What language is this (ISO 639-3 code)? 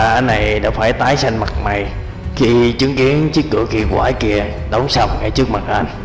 vie